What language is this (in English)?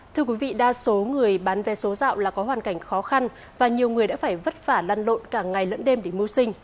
Vietnamese